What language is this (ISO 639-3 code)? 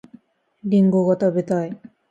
jpn